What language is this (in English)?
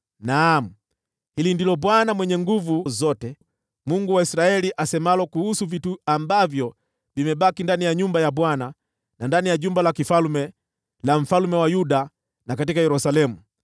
Swahili